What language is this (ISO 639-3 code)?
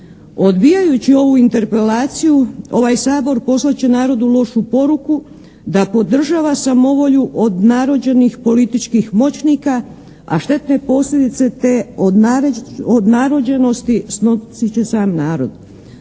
hrv